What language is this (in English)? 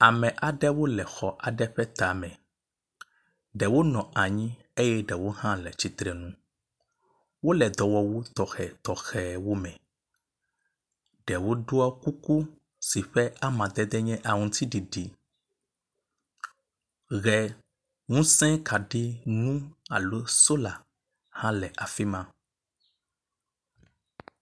Ewe